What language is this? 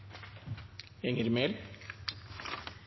Norwegian Nynorsk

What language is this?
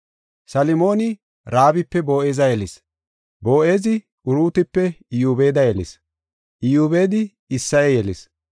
Gofa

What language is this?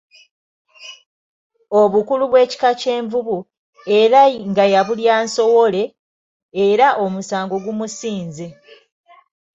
Ganda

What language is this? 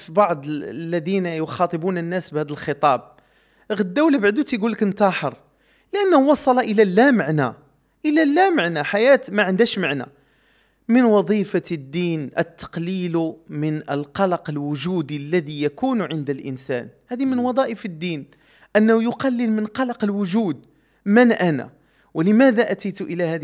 Arabic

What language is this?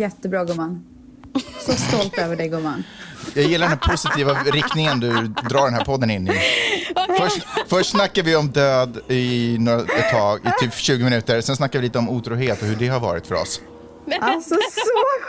Swedish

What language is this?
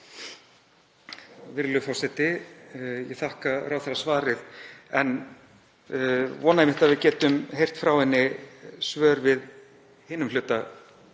Icelandic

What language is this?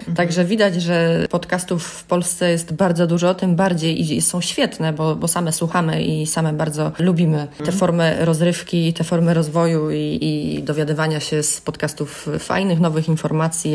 Polish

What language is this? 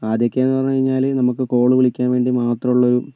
Malayalam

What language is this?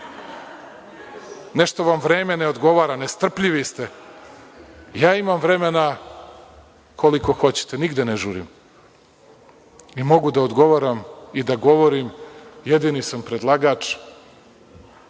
Serbian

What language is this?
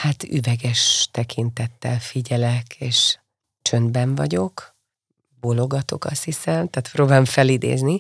Hungarian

